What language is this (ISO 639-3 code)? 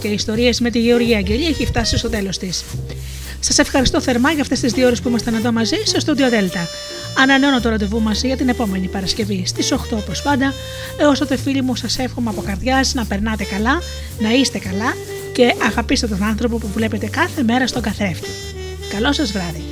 ell